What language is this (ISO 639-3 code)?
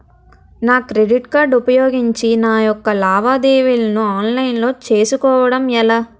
tel